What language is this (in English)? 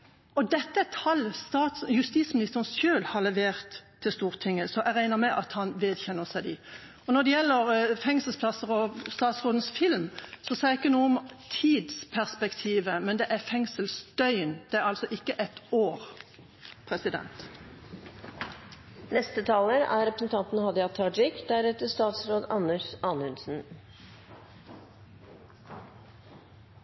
Norwegian